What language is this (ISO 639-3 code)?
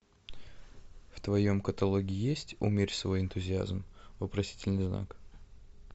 rus